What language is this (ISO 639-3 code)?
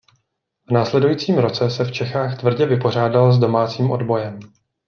ces